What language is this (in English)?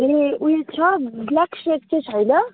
Nepali